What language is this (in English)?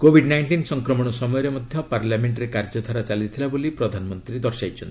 Odia